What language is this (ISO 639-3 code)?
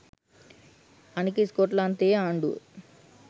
sin